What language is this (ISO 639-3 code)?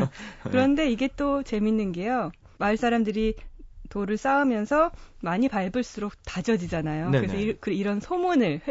kor